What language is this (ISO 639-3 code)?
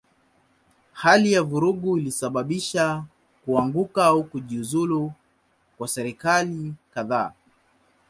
swa